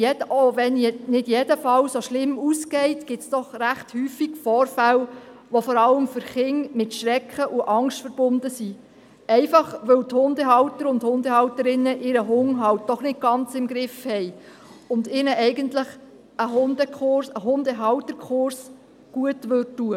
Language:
Swiss German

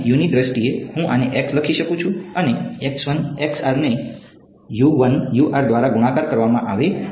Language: Gujarati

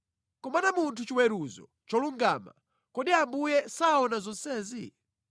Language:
Nyanja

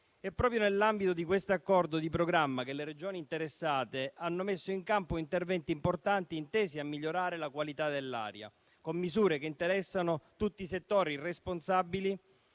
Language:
Italian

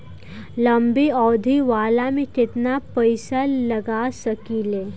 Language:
Bhojpuri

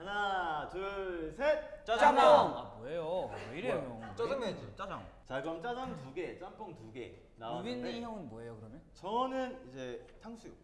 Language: Korean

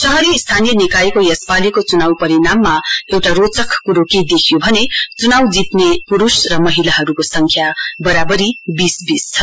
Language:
Nepali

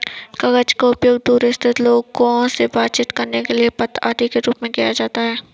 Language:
Hindi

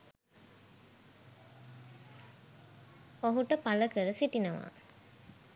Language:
Sinhala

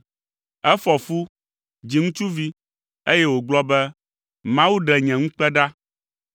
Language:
Ewe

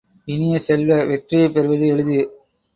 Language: Tamil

